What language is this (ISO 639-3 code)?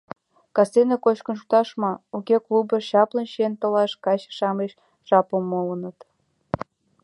chm